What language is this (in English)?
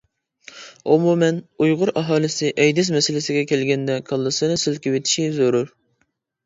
Uyghur